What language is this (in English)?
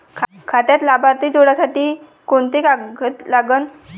Marathi